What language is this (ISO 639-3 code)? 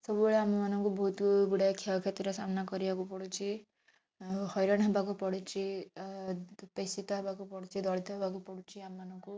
ori